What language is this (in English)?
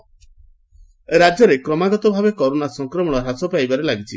Odia